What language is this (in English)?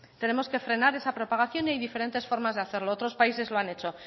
Spanish